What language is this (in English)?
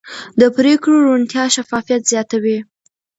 Pashto